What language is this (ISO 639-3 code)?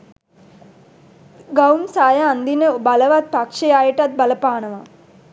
sin